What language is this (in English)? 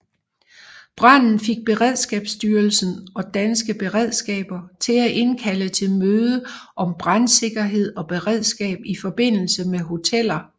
Danish